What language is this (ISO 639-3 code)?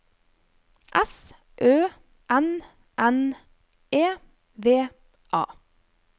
nor